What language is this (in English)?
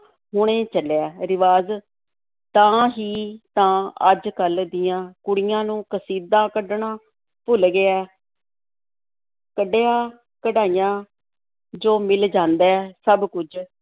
Punjabi